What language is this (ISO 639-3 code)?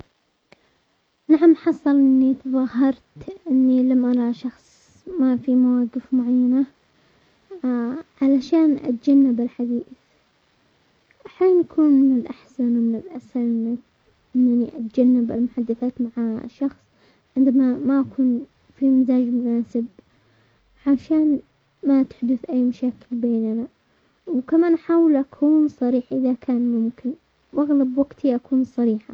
acx